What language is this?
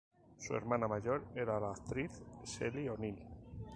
Spanish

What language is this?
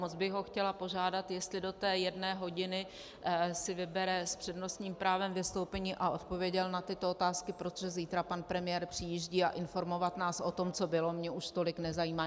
Czech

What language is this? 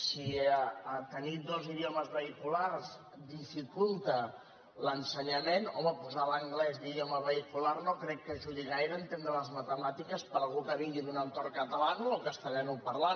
Catalan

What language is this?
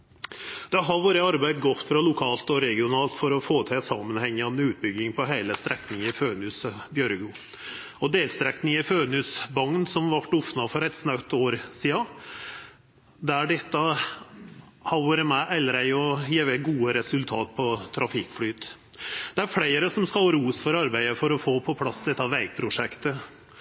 Norwegian Nynorsk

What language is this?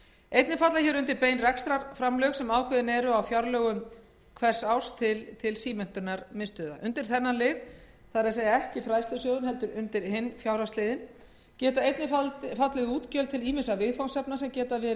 Icelandic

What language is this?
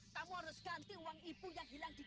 Indonesian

